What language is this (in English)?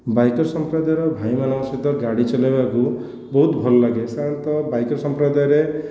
Odia